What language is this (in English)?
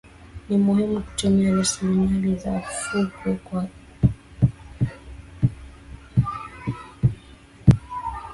Swahili